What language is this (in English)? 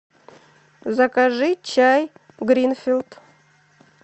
Russian